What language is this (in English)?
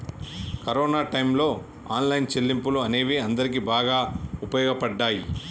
Telugu